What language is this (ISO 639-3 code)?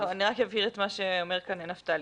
heb